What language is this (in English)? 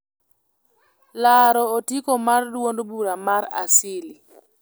Luo (Kenya and Tanzania)